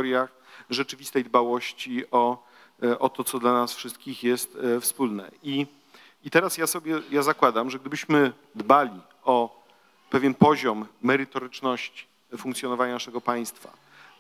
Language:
Polish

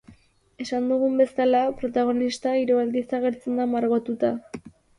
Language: Basque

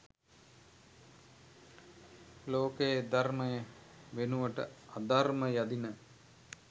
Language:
Sinhala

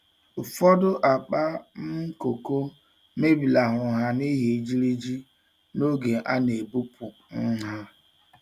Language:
Igbo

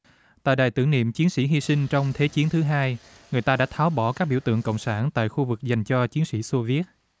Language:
Vietnamese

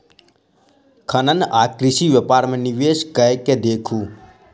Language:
Maithili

